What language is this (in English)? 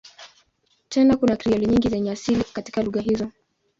Swahili